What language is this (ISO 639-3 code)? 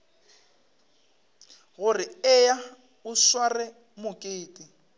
nso